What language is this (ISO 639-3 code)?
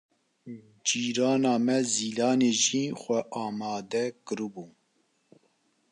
kur